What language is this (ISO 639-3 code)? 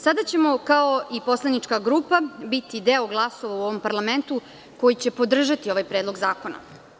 srp